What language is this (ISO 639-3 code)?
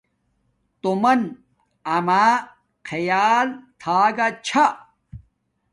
dmk